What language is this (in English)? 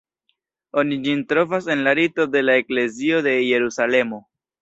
Esperanto